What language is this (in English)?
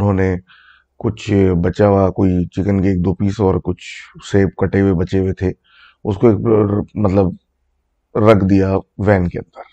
Urdu